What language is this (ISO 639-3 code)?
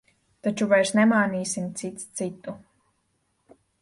lav